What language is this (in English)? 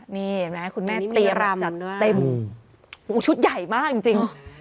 Thai